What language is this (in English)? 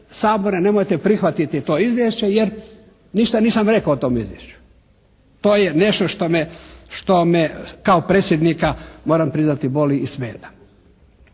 Croatian